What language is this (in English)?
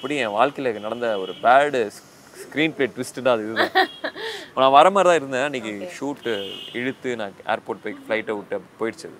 Tamil